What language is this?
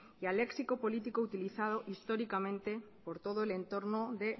Spanish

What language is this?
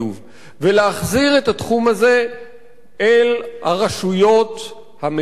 Hebrew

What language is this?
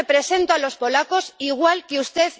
Spanish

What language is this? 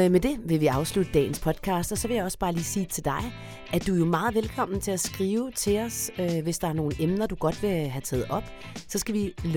Danish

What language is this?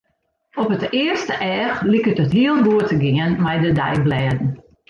Western Frisian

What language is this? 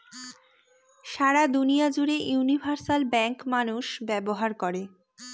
Bangla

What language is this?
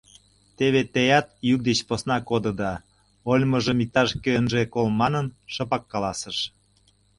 Mari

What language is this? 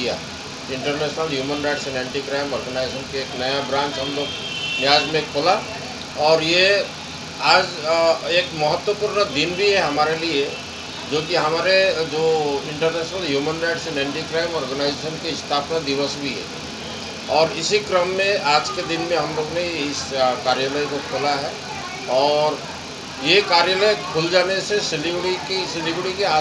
Hindi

